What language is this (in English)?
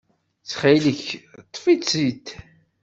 Kabyle